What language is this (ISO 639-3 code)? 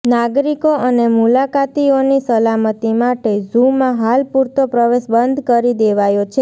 guj